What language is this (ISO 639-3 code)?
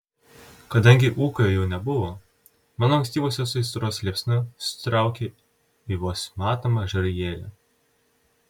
lit